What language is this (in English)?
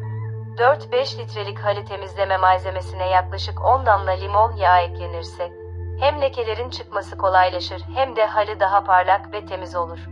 Turkish